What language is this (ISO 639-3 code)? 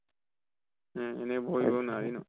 asm